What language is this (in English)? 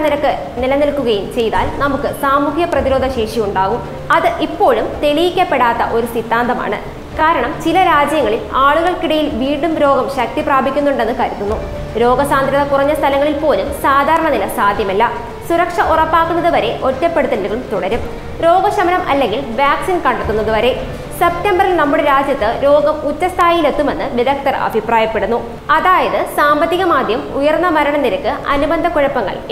Turkish